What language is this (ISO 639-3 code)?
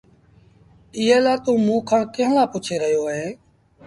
sbn